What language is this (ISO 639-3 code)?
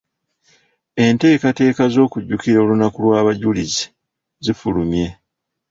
lug